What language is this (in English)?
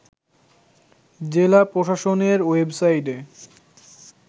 Bangla